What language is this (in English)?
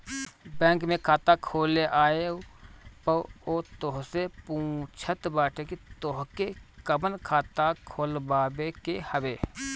Bhojpuri